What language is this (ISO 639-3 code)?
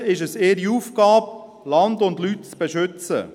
gsw